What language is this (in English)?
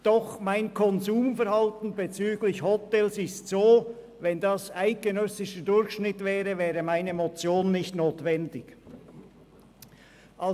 Swiss German